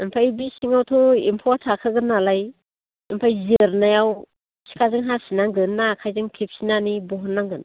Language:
Bodo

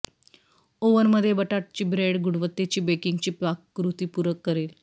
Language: Marathi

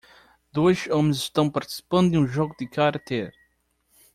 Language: Portuguese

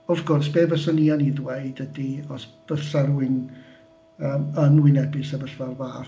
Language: Welsh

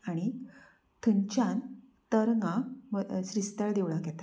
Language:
Konkani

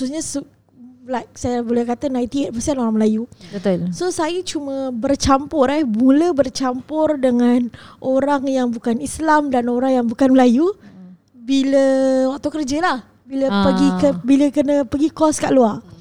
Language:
Malay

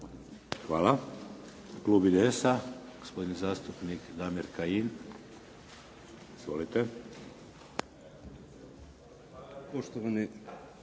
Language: Croatian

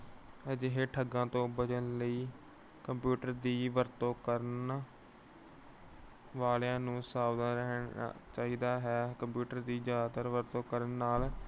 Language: Punjabi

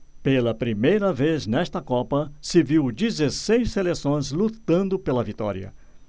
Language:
Portuguese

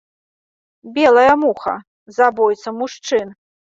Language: Belarusian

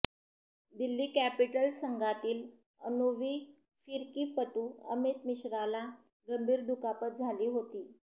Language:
Marathi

